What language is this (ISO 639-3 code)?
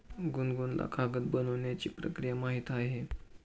mar